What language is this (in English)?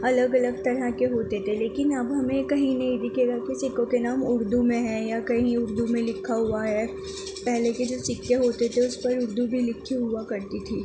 Urdu